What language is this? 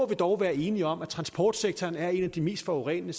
Danish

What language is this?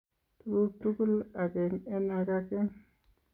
Kalenjin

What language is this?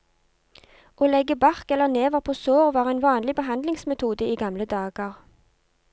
Norwegian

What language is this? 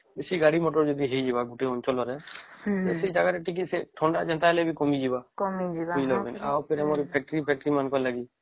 Odia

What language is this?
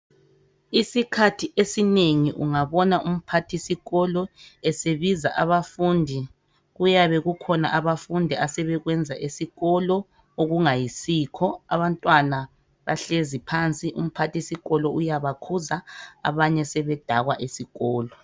North Ndebele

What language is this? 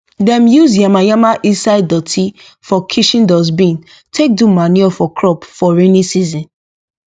Nigerian Pidgin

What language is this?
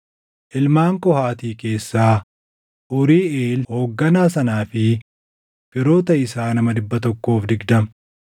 Oromo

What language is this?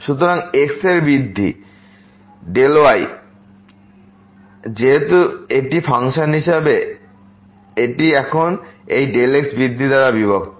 Bangla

